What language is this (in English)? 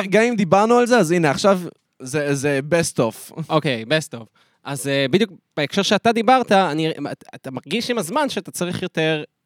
Hebrew